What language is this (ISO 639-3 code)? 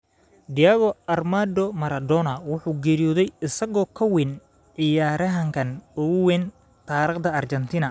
som